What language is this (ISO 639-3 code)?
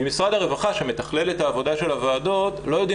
heb